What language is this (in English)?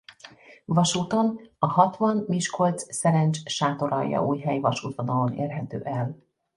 Hungarian